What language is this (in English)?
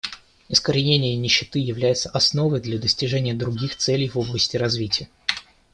Russian